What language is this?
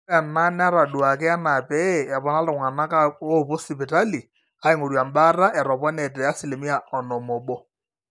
Masai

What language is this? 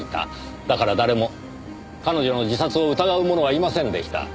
Japanese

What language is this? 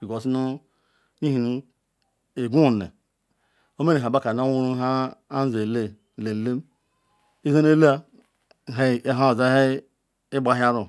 Ikwere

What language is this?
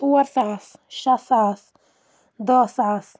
Kashmiri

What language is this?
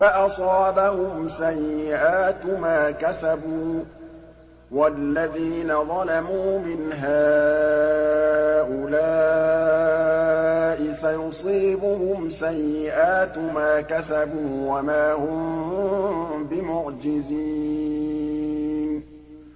Arabic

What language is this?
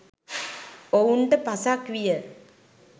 Sinhala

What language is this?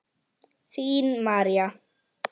Icelandic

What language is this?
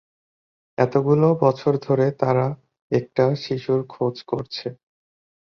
Bangla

